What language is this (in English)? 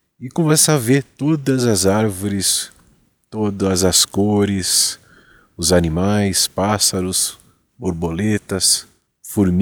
Portuguese